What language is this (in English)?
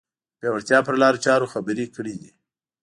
Pashto